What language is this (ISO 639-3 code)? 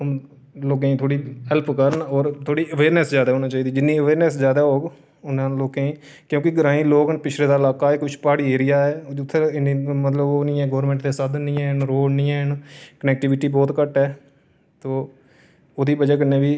doi